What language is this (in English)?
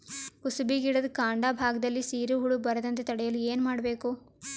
Kannada